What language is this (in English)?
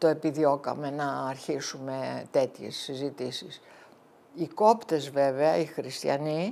Greek